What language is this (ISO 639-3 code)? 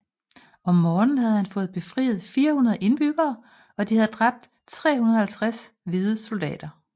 dan